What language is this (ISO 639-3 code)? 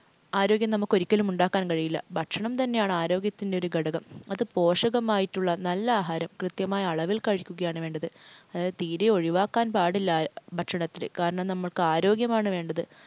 mal